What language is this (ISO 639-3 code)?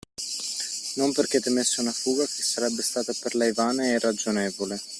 ita